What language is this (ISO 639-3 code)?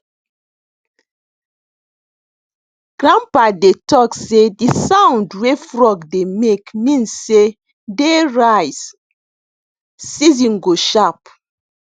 pcm